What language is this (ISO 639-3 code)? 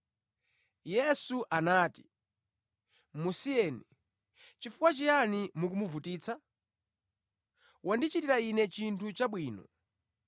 nya